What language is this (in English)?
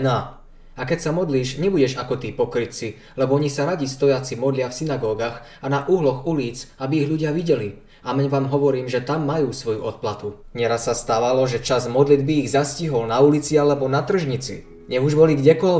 Slovak